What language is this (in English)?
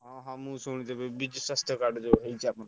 Odia